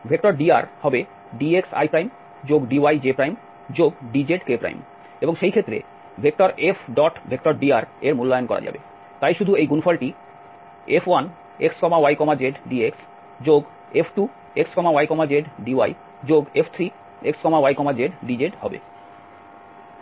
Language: Bangla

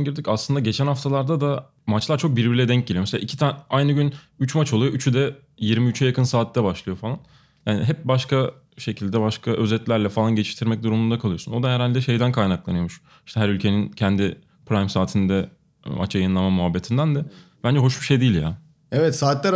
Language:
Turkish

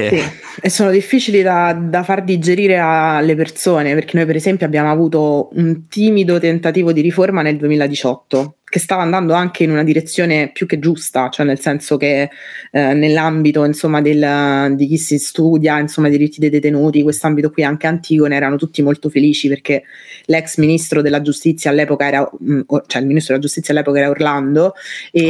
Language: Italian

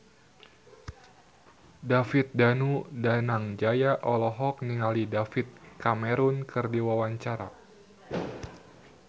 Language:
Sundanese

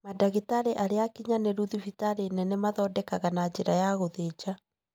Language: Kikuyu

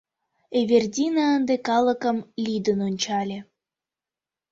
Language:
Mari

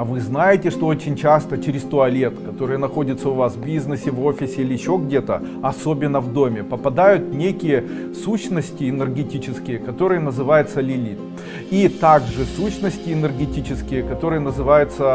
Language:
Russian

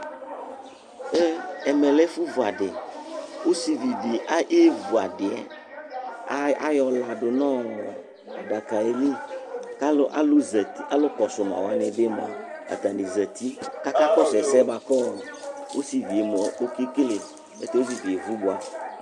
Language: Ikposo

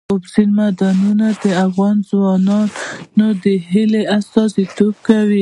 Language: Pashto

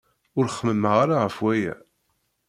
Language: Kabyle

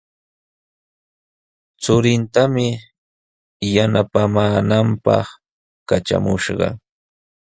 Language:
Sihuas Ancash Quechua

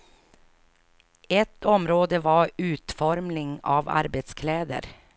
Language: Swedish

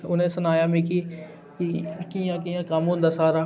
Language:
Dogri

